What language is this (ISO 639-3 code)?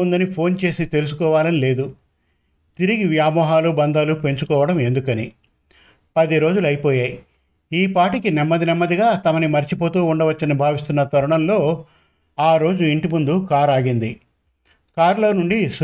tel